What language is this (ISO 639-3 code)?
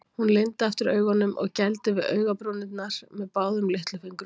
isl